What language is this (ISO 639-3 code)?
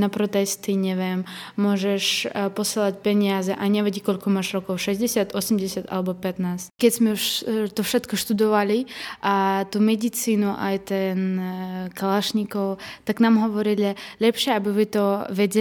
slk